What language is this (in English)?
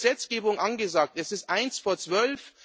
German